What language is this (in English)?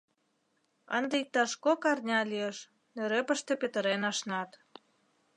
Mari